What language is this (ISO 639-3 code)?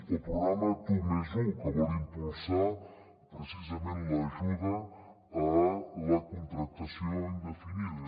cat